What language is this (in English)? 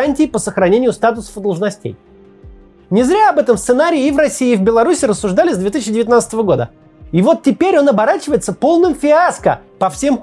Russian